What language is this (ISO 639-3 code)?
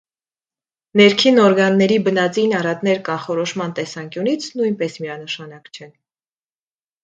hye